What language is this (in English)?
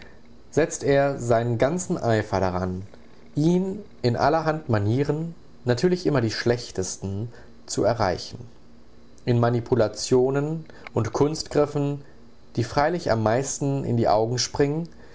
German